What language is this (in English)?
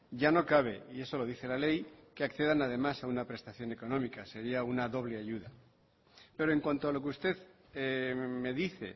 Spanish